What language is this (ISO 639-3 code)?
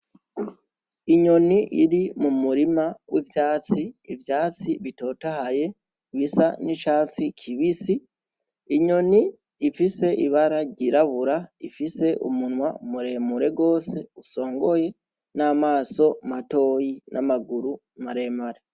run